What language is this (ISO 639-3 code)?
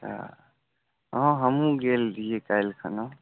mai